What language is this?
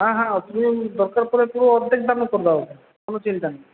Bangla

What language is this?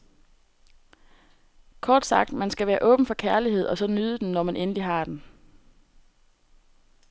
Danish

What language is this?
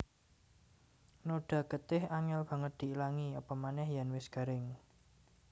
Javanese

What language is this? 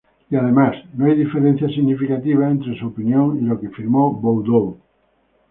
Spanish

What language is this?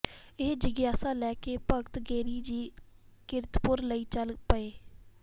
Punjabi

